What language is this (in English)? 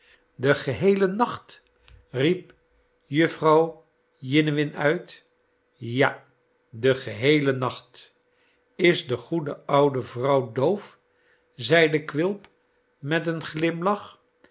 Dutch